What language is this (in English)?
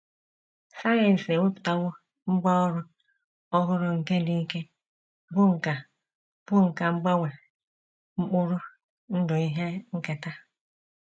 Igbo